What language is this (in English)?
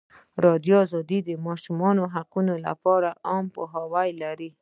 Pashto